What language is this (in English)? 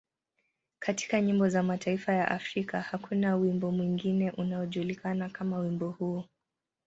Swahili